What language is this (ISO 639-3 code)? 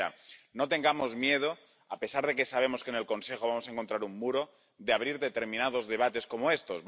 spa